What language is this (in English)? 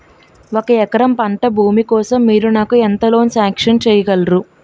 Telugu